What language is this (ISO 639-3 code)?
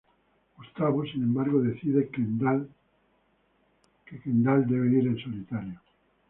spa